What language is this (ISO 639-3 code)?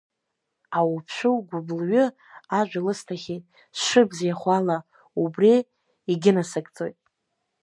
abk